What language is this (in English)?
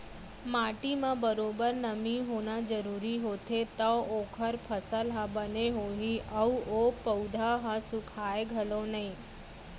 Chhattisgarhi